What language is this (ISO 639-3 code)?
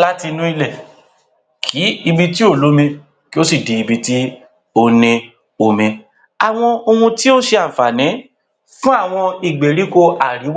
yor